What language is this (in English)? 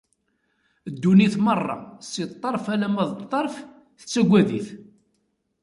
Kabyle